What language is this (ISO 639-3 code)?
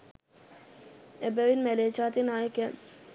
sin